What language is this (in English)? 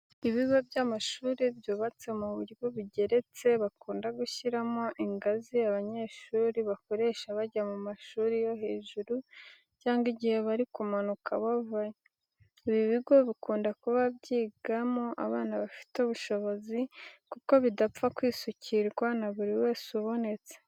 Kinyarwanda